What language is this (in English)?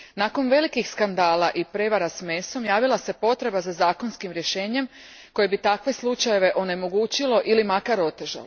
Croatian